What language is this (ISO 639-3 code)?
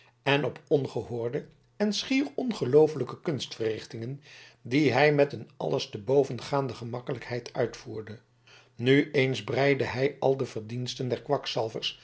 nld